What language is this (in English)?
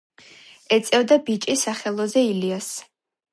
Georgian